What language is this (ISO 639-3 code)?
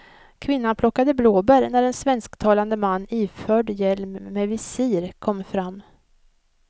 swe